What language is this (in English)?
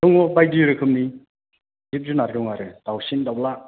Bodo